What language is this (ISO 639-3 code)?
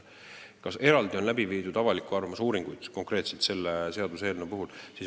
est